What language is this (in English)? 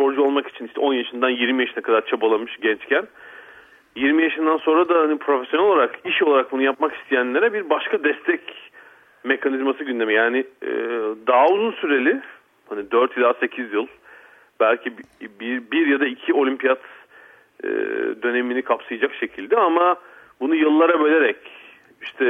Turkish